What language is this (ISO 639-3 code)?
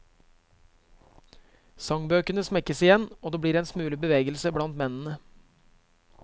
nor